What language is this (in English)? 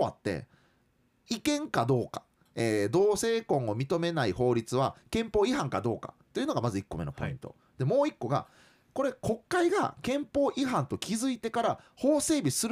Japanese